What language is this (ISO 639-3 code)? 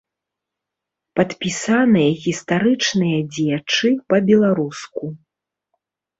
bel